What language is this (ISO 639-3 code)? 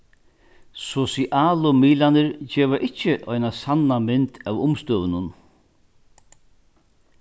fao